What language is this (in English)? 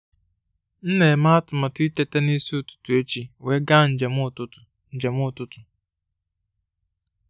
Igbo